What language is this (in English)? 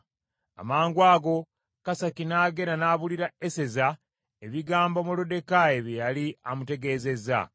Ganda